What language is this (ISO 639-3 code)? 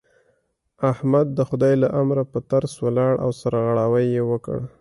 pus